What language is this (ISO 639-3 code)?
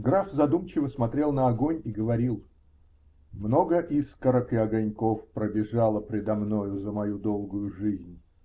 rus